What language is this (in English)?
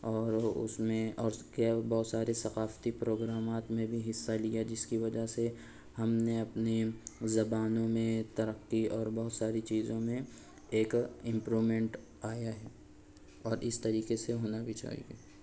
Urdu